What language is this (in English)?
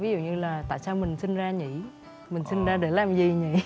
Vietnamese